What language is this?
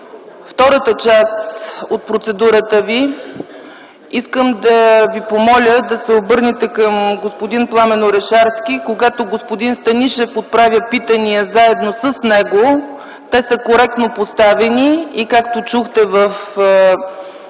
Bulgarian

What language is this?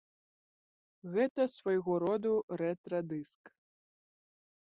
Belarusian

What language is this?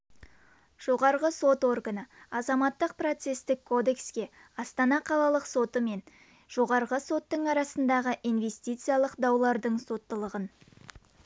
Kazakh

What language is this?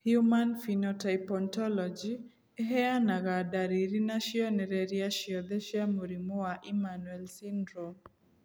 Kikuyu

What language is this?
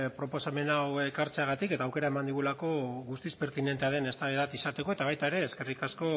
Basque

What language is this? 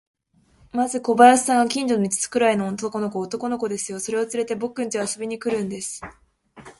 Japanese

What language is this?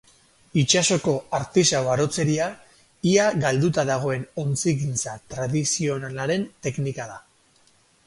Basque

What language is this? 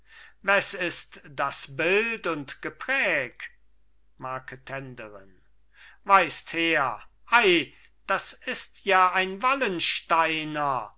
German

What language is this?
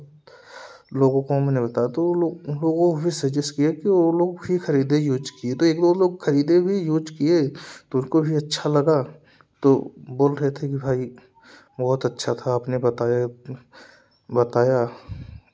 Hindi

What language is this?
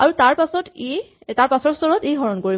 Assamese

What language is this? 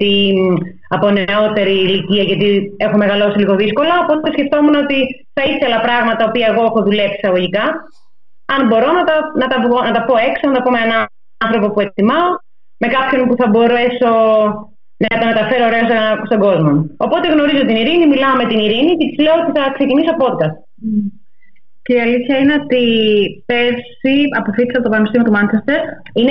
Greek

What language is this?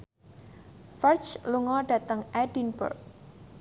Javanese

